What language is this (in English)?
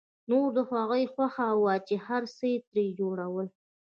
Pashto